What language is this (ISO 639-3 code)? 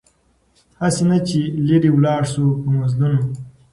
pus